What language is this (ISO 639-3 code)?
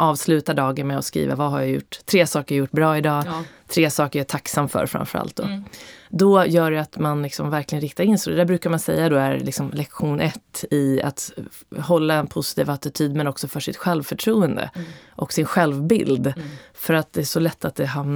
swe